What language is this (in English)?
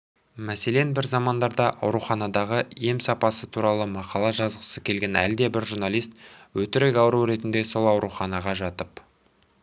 Kazakh